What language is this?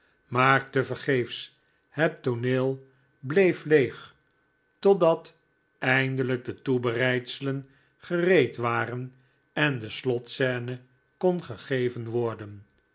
Dutch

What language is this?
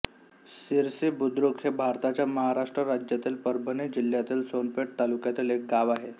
Marathi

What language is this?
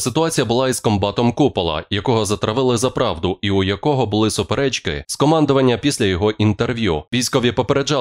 Ukrainian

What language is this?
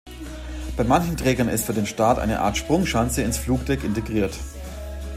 German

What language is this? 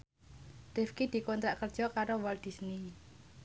Javanese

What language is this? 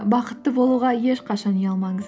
Kazakh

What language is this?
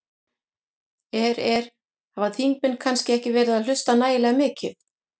Icelandic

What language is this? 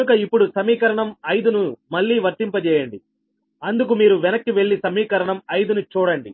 Telugu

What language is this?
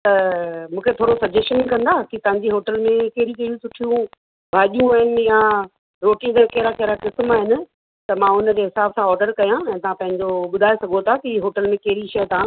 Sindhi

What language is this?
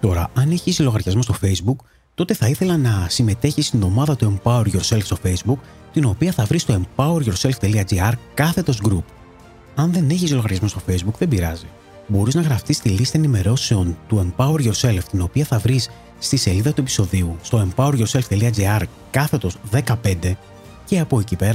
Greek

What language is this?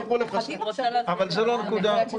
Hebrew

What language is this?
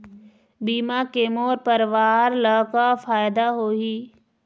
Chhattisgarhi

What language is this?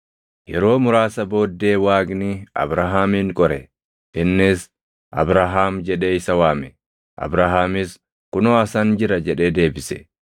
Oromo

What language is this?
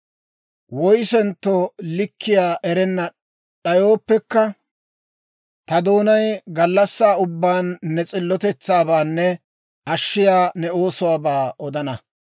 Dawro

